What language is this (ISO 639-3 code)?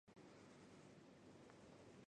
zho